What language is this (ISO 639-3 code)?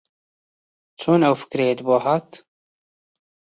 ckb